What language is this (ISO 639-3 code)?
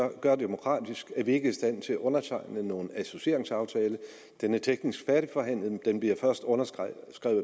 dan